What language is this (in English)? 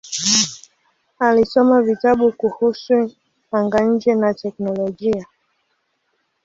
Swahili